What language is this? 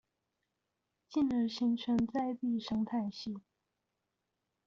Chinese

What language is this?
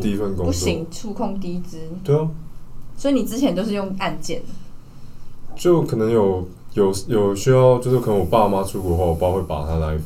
Chinese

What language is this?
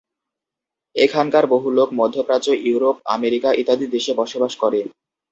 Bangla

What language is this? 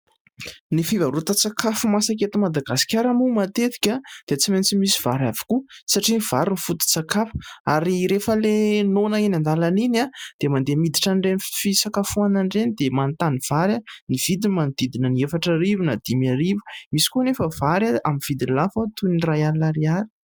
Malagasy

